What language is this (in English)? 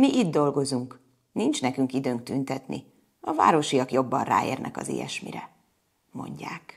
Hungarian